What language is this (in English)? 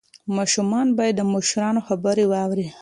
Pashto